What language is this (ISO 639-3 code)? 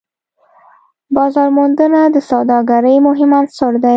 pus